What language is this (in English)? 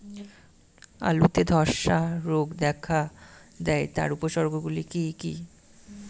Bangla